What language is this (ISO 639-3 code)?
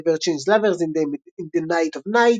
heb